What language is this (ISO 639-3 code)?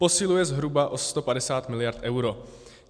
ces